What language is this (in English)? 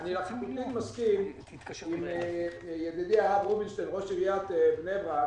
Hebrew